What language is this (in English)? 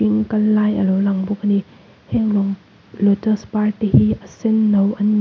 Mizo